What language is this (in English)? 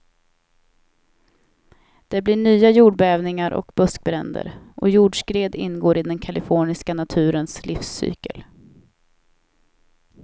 Swedish